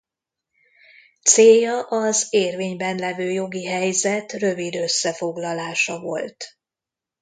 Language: Hungarian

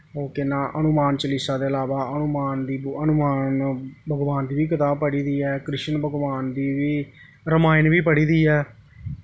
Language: Dogri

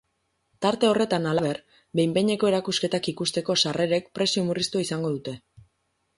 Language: Basque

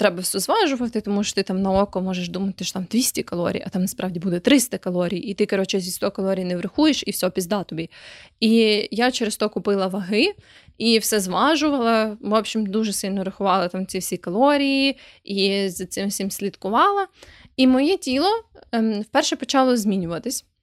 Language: Ukrainian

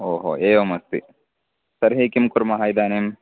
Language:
Sanskrit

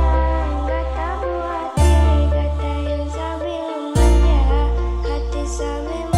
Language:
Polish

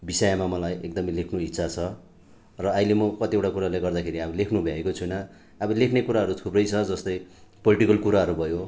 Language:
Nepali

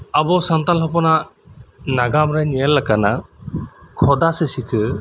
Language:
Santali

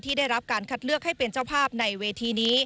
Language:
Thai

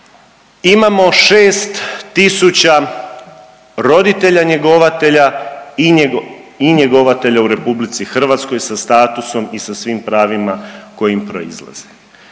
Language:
Croatian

